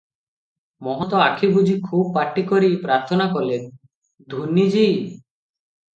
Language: Odia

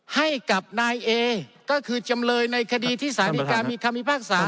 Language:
Thai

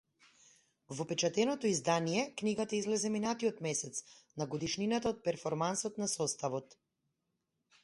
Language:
Macedonian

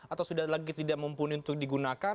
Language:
Indonesian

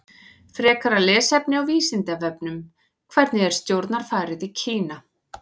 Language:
Icelandic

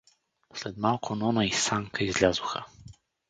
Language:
Bulgarian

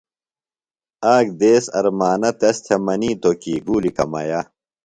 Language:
Phalura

